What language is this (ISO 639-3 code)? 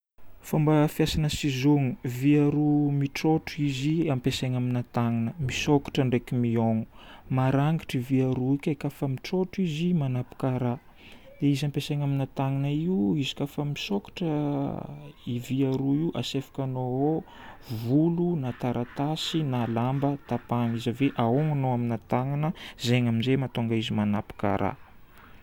bmm